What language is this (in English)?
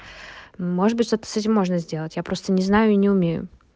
Russian